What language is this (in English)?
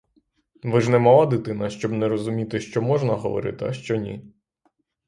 Ukrainian